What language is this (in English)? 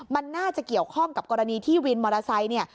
Thai